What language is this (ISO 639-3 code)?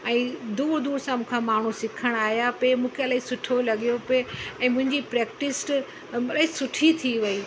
snd